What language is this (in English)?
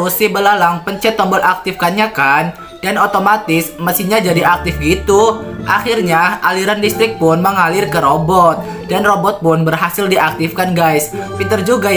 Indonesian